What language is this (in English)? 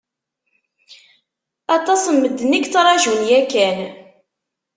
Kabyle